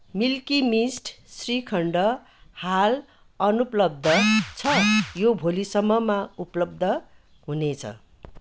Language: Nepali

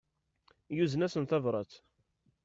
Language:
Kabyle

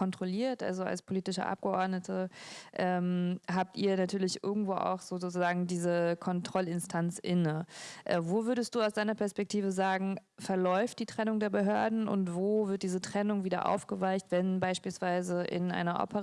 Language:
German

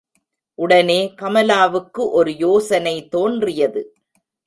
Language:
Tamil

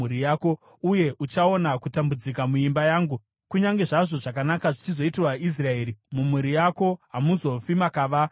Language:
Shona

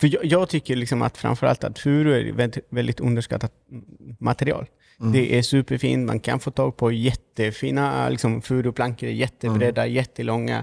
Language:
Swedish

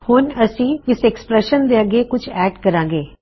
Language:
Punjabi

